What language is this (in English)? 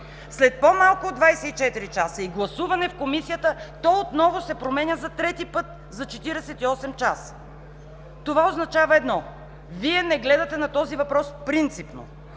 Bulgarian